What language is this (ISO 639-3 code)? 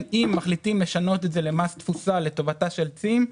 heb